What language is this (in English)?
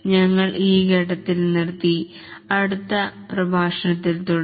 Malayalam